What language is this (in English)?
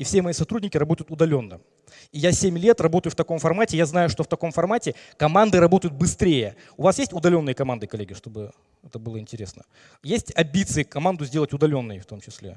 Russian